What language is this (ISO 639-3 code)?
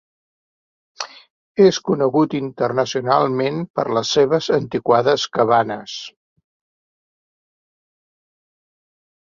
cat